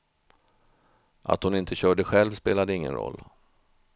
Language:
Swedish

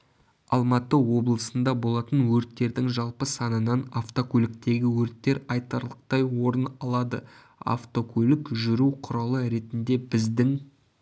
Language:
Kazakh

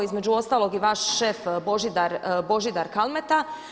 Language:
Croatian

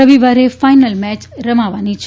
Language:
Gujarati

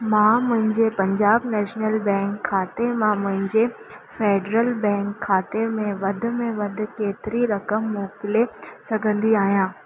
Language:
Sindhi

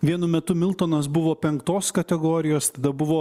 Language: Lithuanian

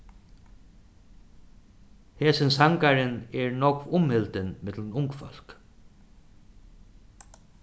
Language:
Faroese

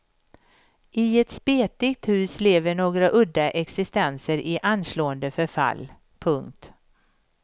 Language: Swedish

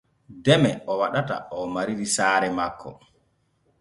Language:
Borgu Fulfulde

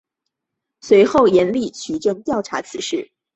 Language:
Chinese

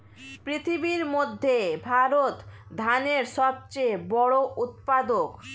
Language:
Bangla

